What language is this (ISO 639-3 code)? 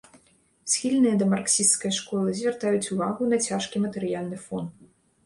bel